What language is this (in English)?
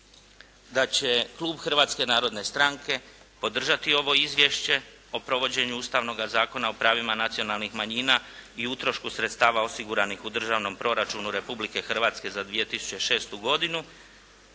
Croatian